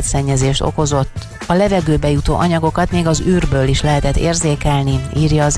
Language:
Hungarian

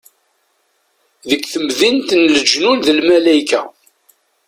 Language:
Kabyle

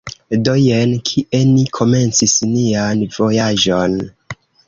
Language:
Esperanto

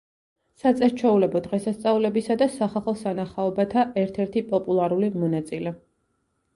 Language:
Georgian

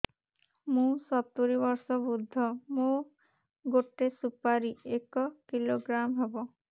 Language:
Odia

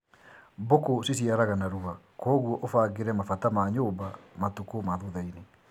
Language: Kikuyu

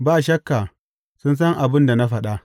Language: Hausa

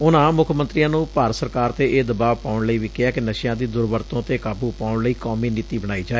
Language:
Punjabi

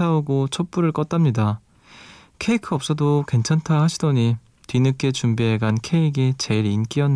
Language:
Korean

